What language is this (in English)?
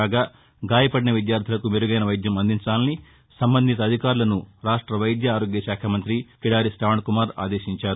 Telugu